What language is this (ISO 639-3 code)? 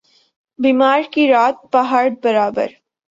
urd